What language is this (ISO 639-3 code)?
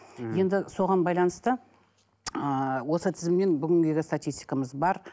kaz